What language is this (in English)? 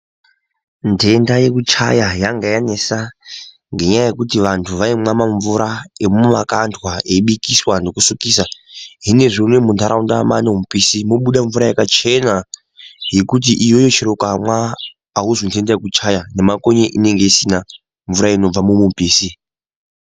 Ndau